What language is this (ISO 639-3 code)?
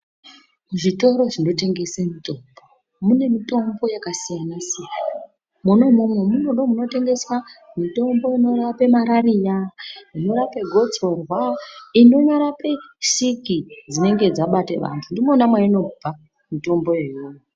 ndc